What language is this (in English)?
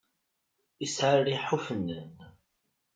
Kabyle